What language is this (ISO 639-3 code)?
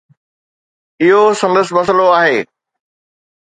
snd